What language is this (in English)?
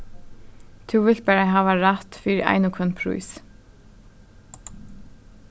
Faroese